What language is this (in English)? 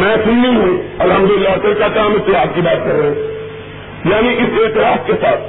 Urdu